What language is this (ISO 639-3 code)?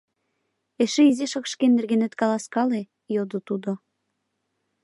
chm